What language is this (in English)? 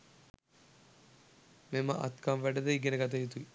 Sinhala